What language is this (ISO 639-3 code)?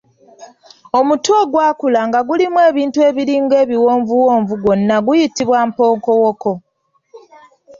lug